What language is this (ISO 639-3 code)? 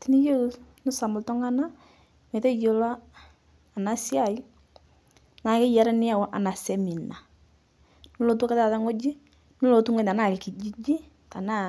mas